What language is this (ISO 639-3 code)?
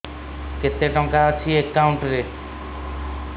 ori